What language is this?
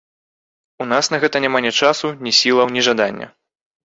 Belarusian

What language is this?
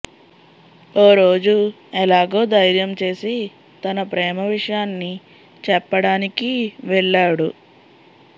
Telugu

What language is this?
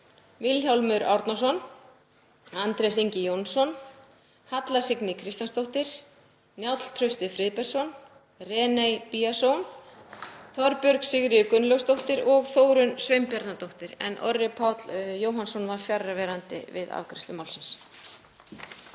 Icelandic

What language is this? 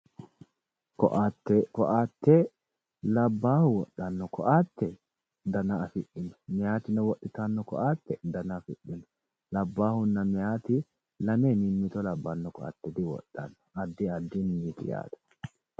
Sidamo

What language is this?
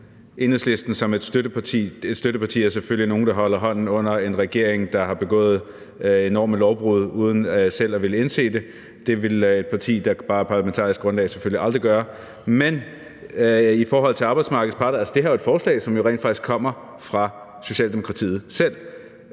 Danish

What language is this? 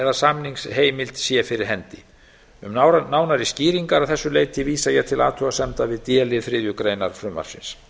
Icelandic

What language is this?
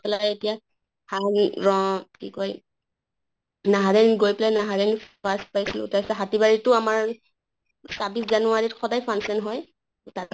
Assamese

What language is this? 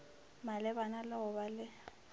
Northern Sotho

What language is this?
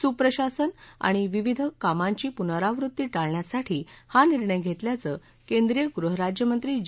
Marathi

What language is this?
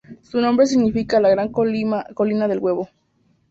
Spanish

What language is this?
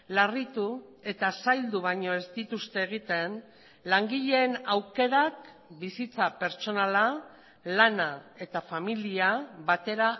Basque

